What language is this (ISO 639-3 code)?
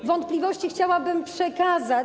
pol